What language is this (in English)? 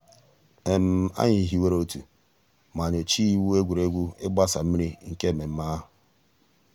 Igbo